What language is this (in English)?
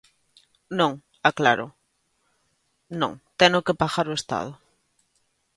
Galician